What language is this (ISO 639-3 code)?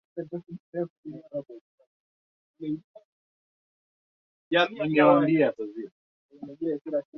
swa